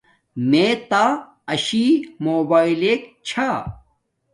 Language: Domaaki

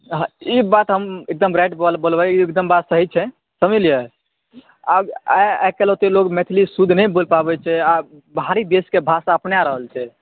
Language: Maithili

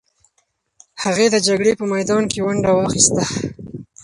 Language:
Pashto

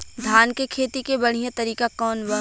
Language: Bhojpuri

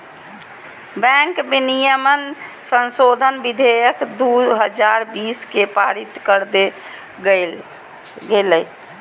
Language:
Magahi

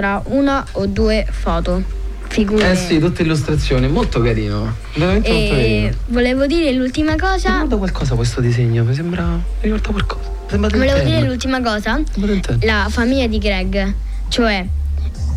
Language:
Italian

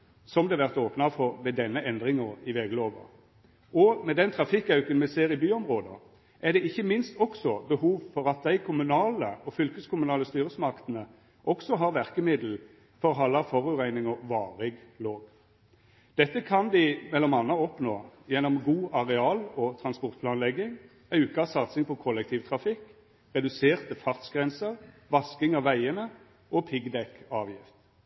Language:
Norwegian Nynorsk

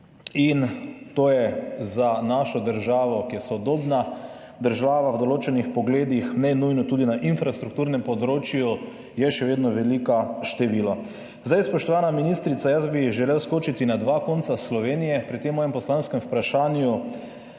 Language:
Slovenian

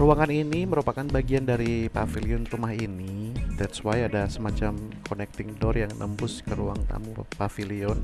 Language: Indonesian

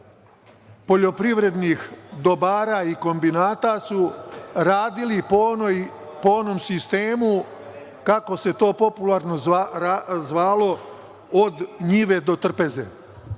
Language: Serbian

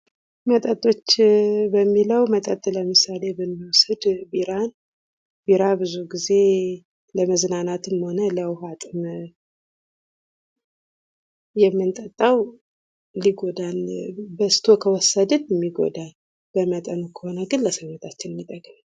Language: Amharic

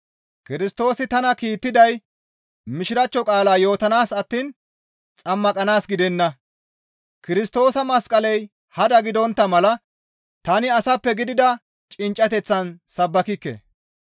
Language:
Gamo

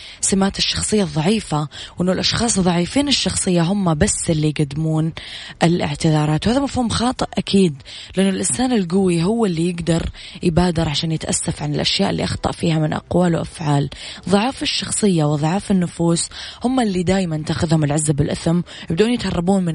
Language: Arabic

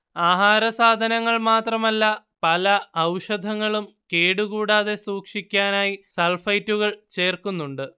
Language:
Malayalam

